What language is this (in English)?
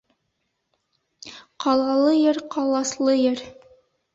Bashkir